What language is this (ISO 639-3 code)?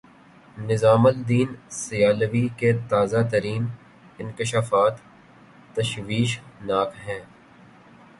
urd